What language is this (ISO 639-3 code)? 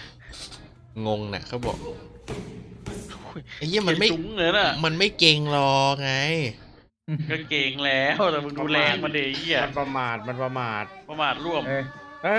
tha